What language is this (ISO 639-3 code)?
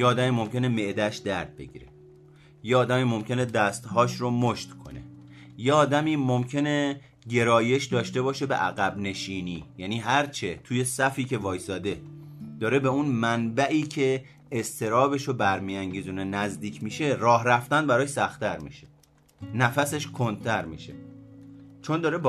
fas